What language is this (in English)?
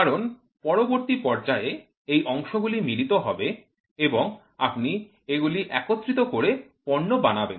Bangla